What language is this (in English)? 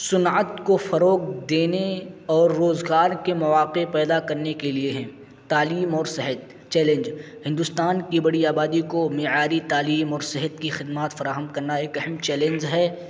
Urdu